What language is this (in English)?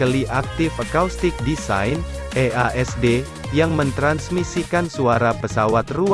Indonesian